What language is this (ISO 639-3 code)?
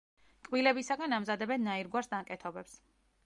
kat